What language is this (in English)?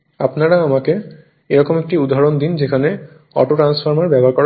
Bangla